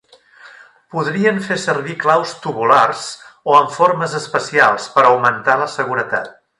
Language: Catalan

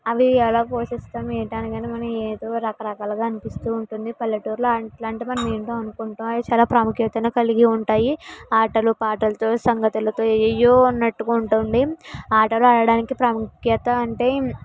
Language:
Telugu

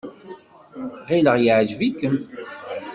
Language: Kabyle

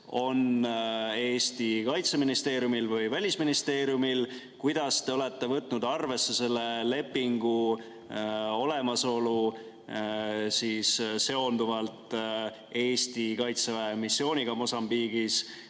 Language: Estonian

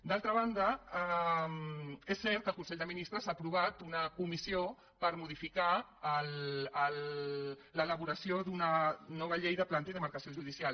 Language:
Catalan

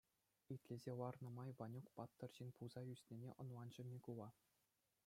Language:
Chuvash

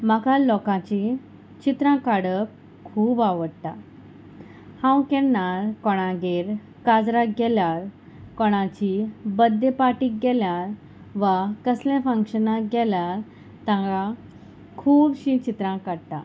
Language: Konkani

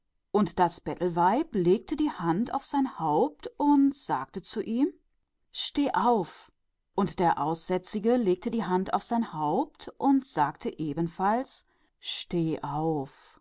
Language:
German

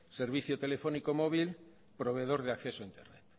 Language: Spanish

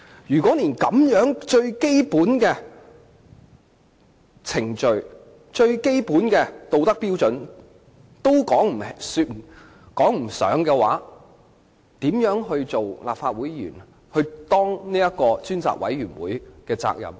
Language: Cantonese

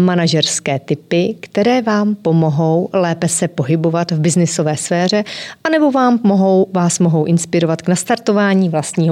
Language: Czech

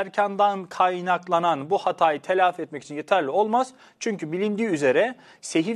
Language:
Turkish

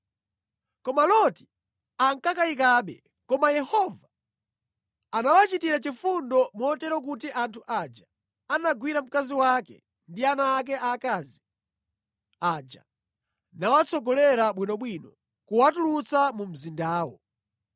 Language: Nyanja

